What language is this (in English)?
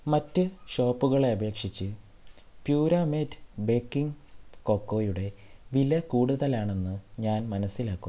Malayalam